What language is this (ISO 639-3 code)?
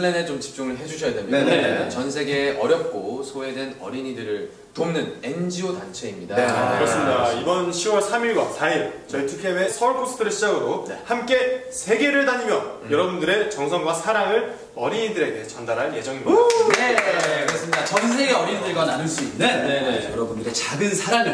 kor